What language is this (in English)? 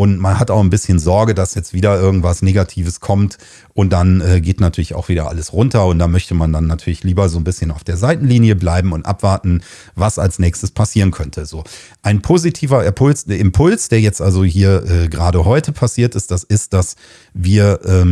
German